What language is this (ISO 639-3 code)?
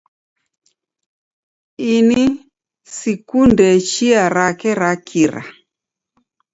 dav